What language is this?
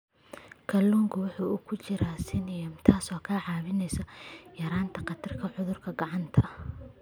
Somali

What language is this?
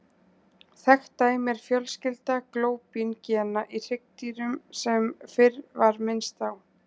Icelandic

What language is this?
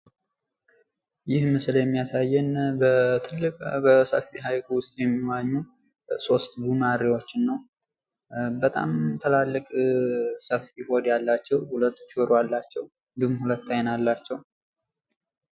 Amharic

